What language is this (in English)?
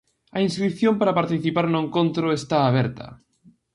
Galician